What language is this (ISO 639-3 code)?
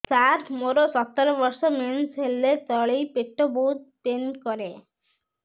ori